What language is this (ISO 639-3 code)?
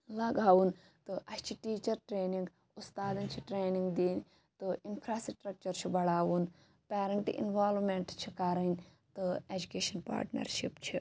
kas